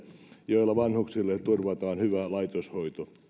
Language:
Finnish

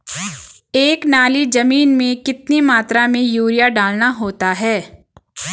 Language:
Hindi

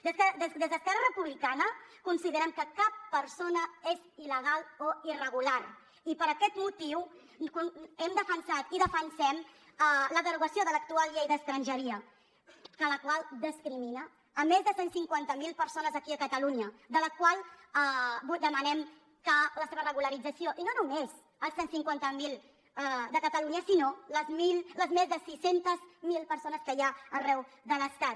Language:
Catalan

